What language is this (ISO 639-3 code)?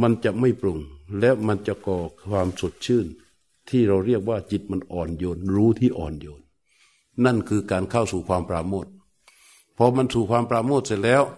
tha